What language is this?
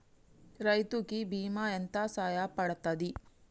Telugu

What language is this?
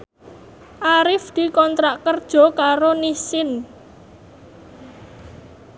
Javanese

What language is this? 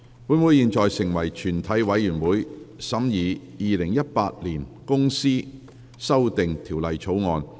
Cantonese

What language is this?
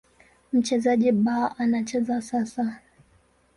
Swahili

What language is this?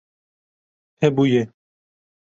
Kurdish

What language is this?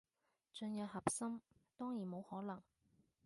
Cantonese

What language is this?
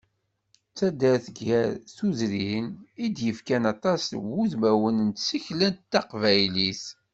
Kabyle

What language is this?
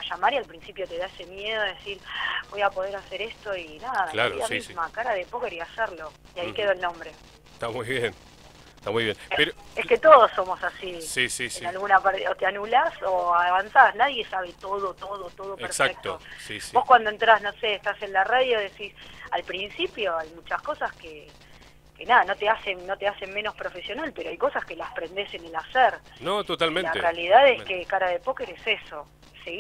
Spanish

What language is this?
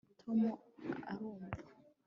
Kinyarwanda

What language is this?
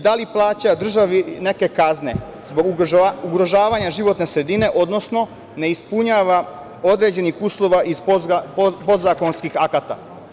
Serbian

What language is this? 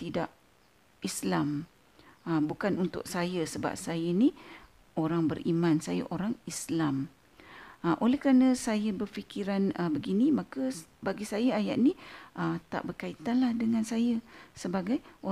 Malay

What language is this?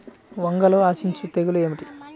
Telugu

